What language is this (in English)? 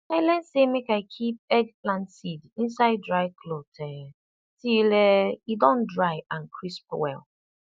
Nigerian Pidgin